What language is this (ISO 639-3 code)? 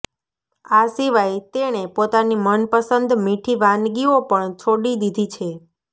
guj